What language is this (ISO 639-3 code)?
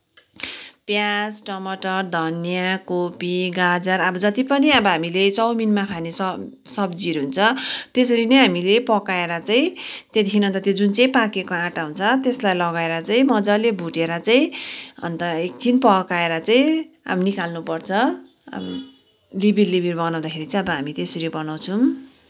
nep